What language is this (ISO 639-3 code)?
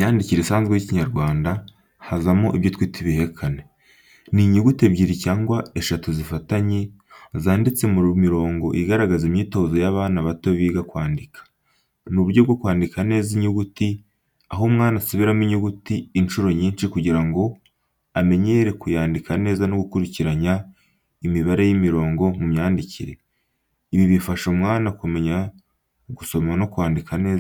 kin